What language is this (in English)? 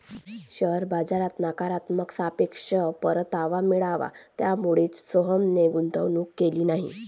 Marathi